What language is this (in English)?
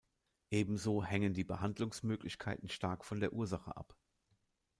German